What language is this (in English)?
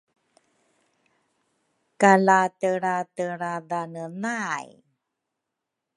Rukai